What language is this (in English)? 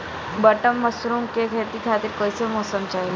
Bhojpuri